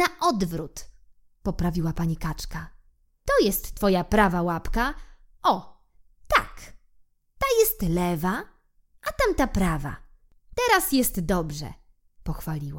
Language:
Polish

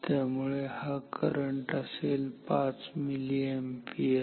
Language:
Marathi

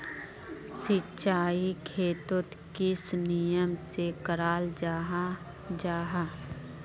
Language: Magahi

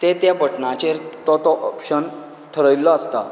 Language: Konkani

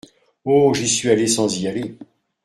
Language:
French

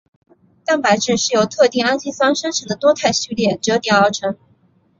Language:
Chinese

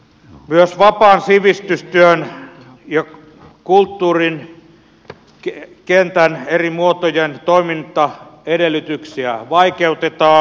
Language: Finnish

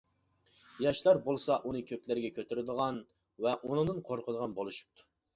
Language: Uyghur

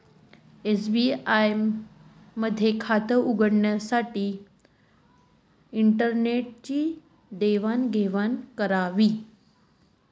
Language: Marathi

